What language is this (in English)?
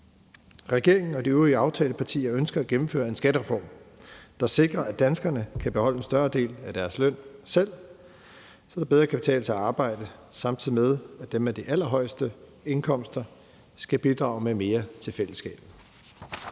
Danish